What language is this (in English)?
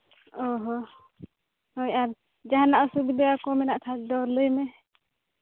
Santali